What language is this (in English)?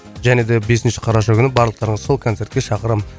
Kazakh